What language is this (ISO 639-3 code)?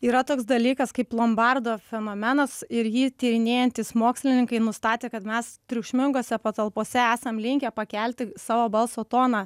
lit